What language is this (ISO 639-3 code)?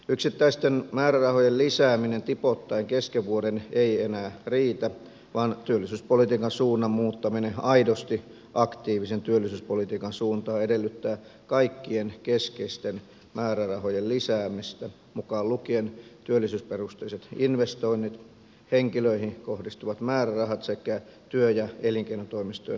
fin